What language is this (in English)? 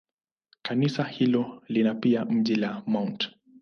Swahili